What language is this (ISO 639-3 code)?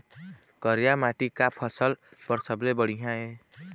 hne